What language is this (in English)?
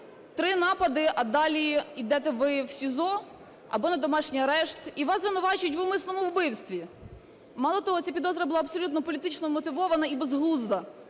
Ukrainian